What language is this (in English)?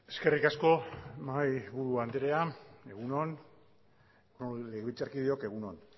Basque